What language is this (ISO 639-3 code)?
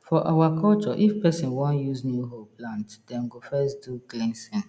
pcm